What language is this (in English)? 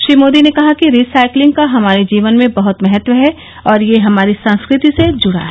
Hindi